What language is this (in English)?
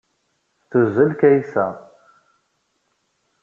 Kabyle